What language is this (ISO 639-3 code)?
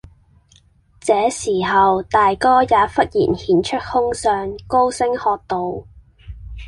yue